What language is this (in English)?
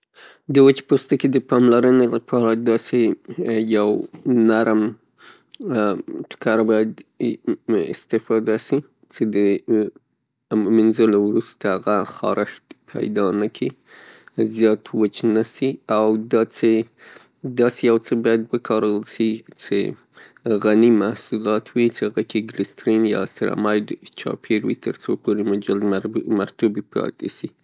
Pashto